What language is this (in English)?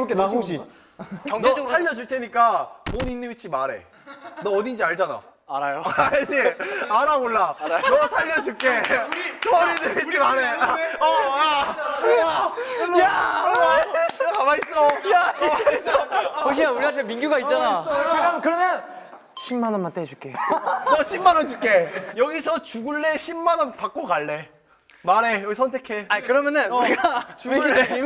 Korean